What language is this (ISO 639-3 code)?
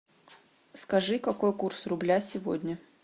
rus